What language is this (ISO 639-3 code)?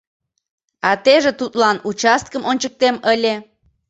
chm